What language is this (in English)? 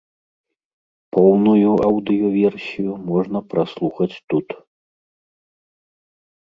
Belarusian